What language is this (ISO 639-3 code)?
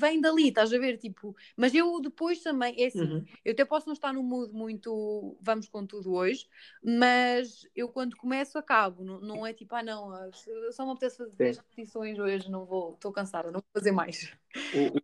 por